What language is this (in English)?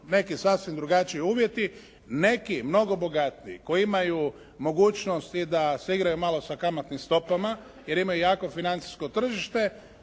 Croatian